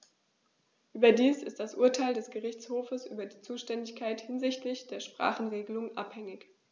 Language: German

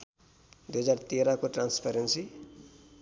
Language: Nepali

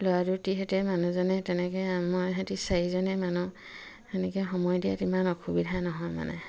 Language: Assamese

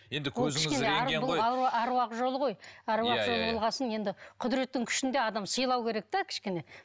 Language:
Kazakh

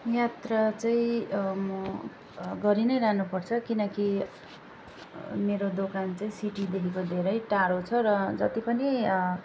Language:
Nepali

